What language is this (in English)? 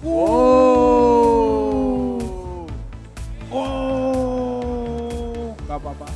Indonesian